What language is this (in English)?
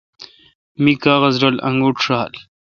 Kalkoti